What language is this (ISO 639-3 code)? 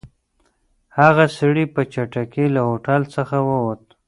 pus